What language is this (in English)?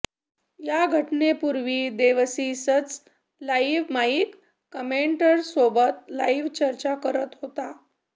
Marathi